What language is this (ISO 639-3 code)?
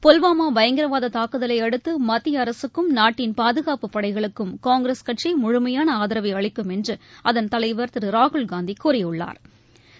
tam